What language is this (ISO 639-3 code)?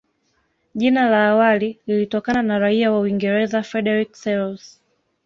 swa